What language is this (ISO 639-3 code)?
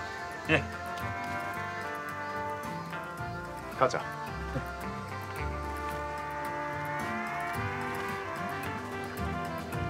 kor